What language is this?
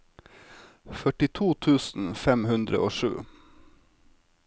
Norwegian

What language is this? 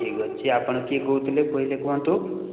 Odia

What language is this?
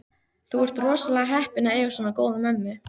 Icelandic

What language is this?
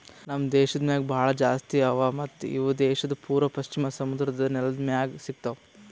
Kannada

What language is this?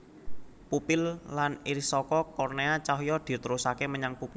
Javanese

